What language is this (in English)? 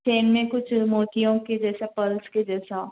Urdu